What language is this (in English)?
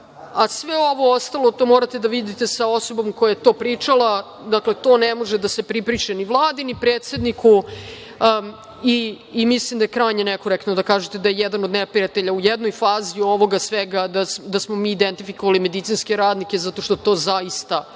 Serbian